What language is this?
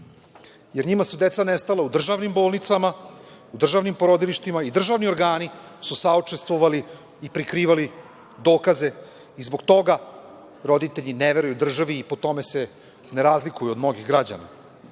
Serbian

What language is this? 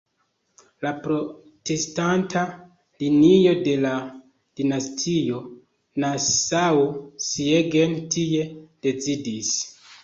Esperanto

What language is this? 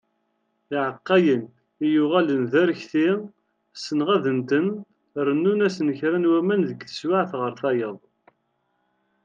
Kabyle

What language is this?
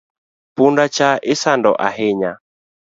Luo (Kenya and Tanzania)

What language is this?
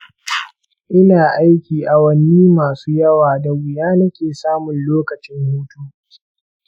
Hausa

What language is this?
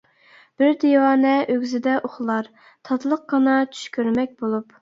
Uyghur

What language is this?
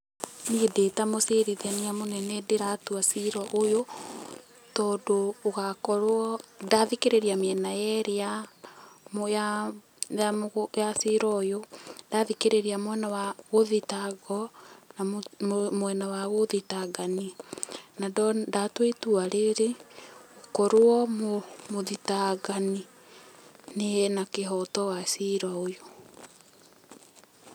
Kikuyu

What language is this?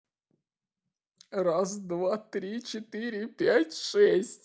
Russian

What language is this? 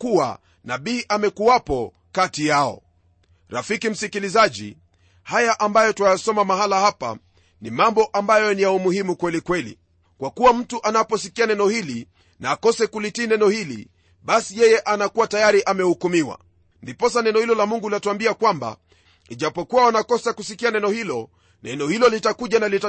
Swahili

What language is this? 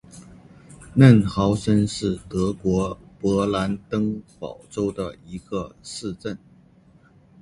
Chinese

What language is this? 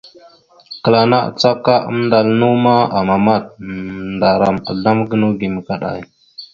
Mada (Cameroon)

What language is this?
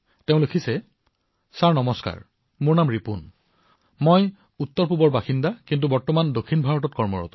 Assamese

